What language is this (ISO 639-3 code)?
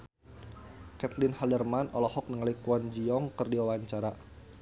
sun